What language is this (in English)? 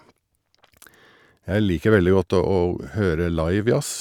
Norwegian